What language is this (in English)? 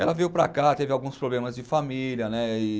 Portuguese